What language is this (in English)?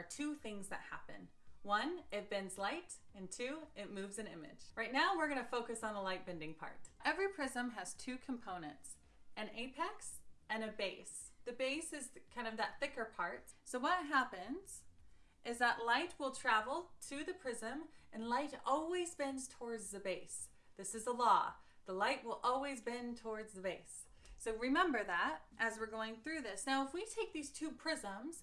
English